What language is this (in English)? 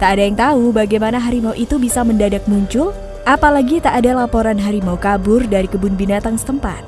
Indonesian